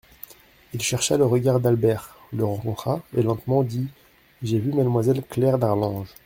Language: French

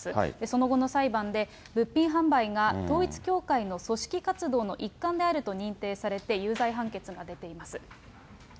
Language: Japanese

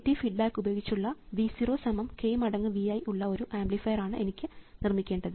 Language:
Malayalam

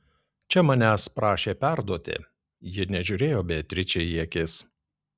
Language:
Lithuanian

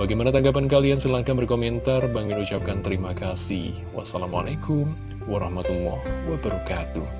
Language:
Indonesian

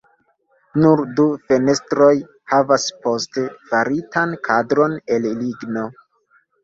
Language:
Esperanto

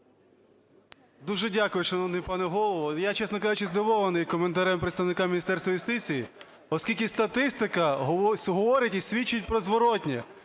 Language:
Ukrainian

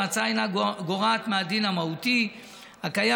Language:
Hebrew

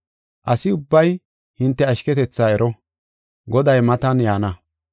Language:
Gofa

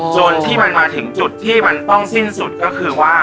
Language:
Thai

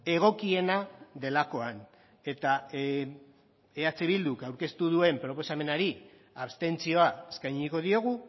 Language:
Basque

